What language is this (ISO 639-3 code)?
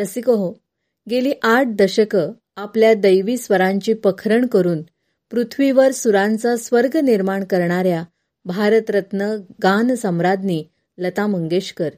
mar